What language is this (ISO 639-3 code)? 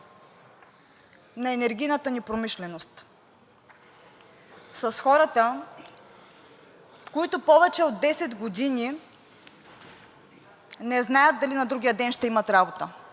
bul